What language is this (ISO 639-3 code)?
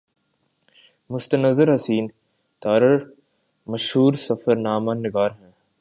urd